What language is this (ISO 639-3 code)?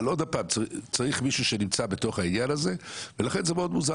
heb